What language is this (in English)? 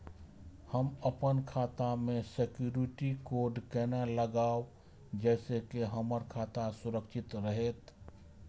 Maithili